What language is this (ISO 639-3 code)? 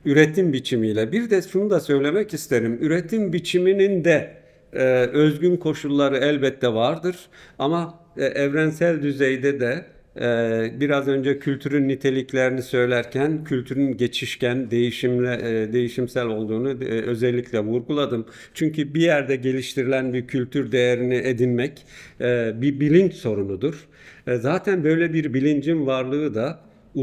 tur